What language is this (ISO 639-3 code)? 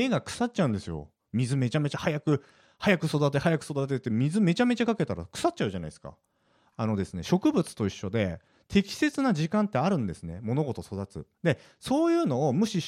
jpn